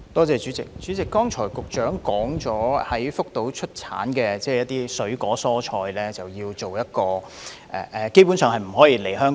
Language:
Cantonese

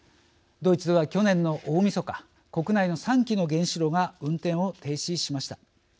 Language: Japanese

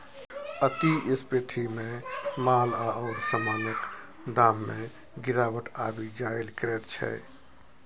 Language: Maithili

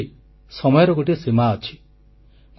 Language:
Odia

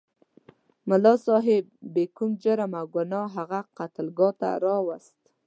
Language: Pashto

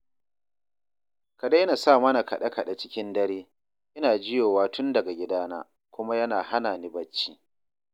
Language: Hausa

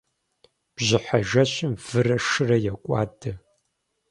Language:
Kabardian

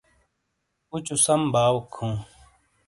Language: Shina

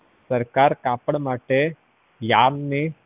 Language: Gujarati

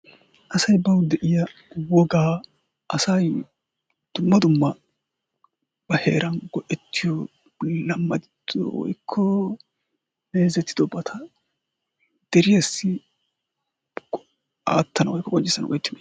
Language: Wolaytta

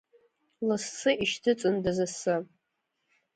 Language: Abkhazian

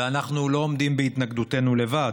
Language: Hebrew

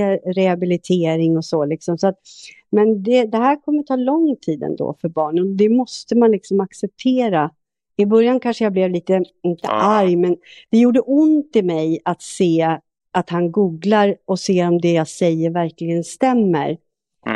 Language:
Swedish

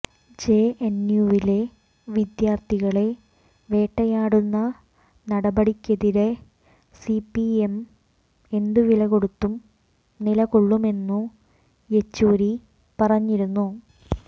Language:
Malayalam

